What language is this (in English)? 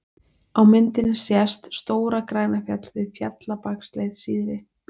Icelandic